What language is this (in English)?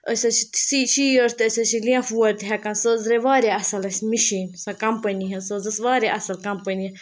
Kashmiri